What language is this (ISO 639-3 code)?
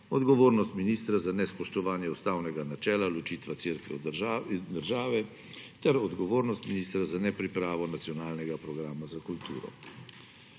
slv